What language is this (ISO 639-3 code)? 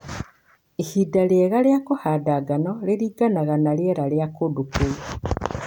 kik